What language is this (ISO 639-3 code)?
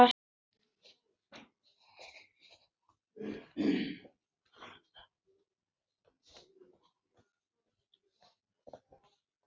isl